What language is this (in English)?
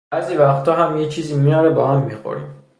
Persian